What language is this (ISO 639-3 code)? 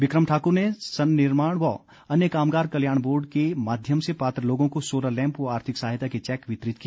hin